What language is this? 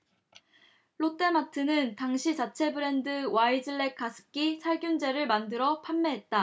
Korean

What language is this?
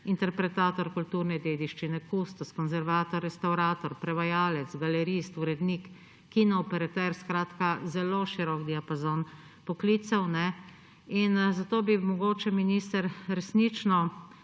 Slovenian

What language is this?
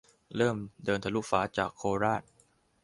Thai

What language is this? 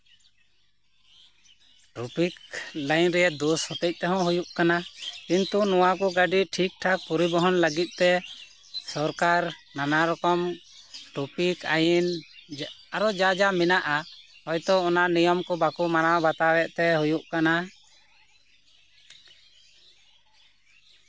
Santali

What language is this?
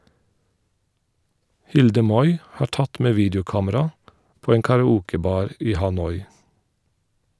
Norwegian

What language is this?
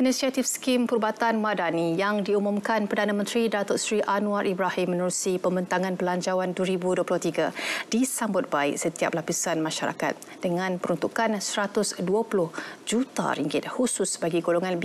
Malay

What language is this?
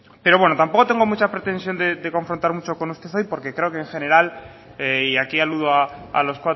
Spanish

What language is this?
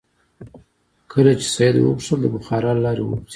Pashto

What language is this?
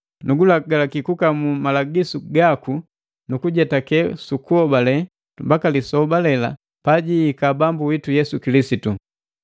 Matengo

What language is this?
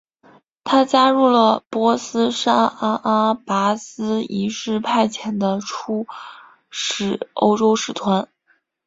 Chinese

